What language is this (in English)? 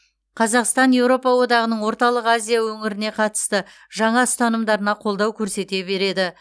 Kazakh